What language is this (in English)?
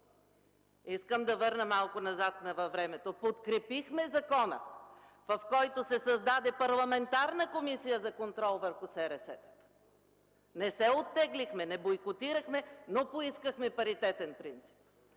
Bulgarian